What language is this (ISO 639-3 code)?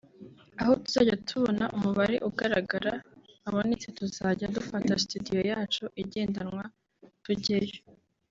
kin